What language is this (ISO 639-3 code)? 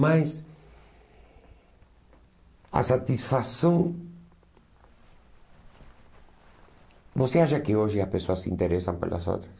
por